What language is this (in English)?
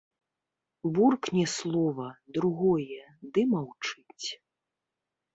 Belarusian